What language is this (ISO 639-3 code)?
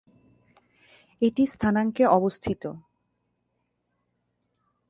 ben